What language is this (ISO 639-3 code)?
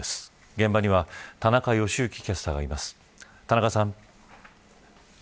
jpn